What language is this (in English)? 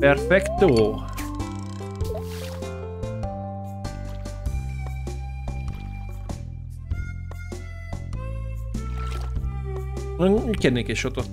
Hungarian